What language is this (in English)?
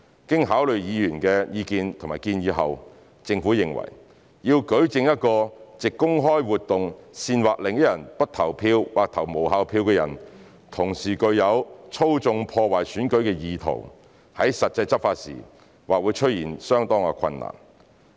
Cantonese